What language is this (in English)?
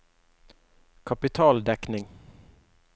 Norwegian